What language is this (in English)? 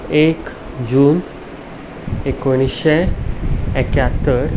Konkani